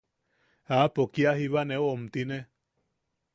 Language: Yaqui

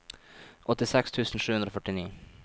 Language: Norwegian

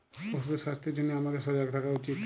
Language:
Bangla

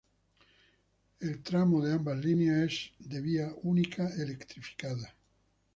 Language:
Spanish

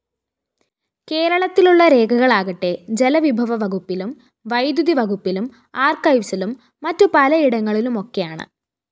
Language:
Malayalam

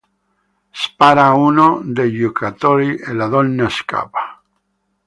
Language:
Italian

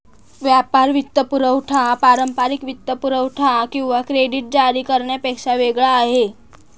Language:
Marathi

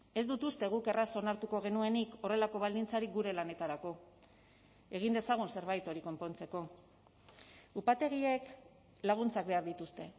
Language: Basque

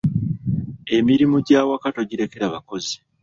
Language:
Ganda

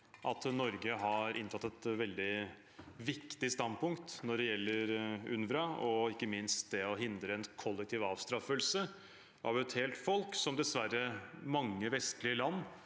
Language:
Norwegian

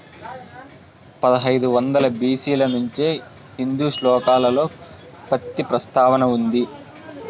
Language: Telugu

